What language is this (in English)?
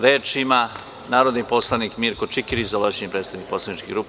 Serbian